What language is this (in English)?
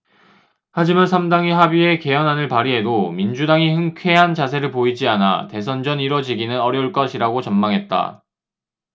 Korean